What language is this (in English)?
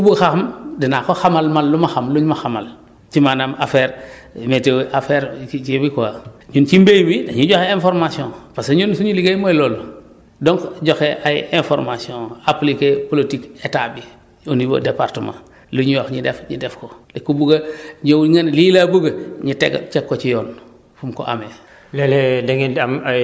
Wolof